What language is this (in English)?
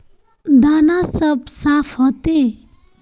Magahi